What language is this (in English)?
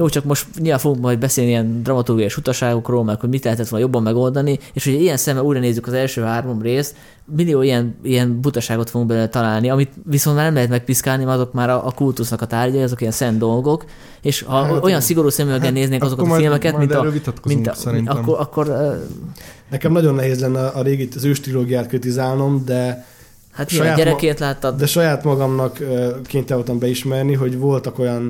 Hungarian